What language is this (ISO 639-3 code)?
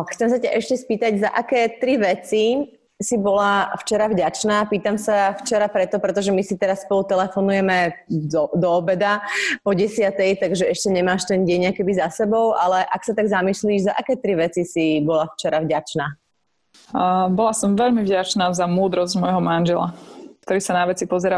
slk